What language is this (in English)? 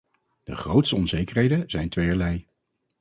Dutch